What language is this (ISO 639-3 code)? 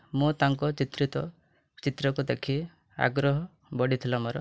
ori